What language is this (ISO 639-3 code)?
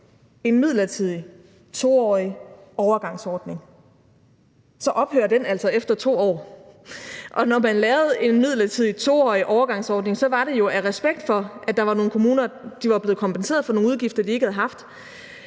dan